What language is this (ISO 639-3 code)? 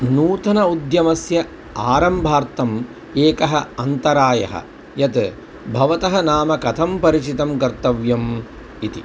san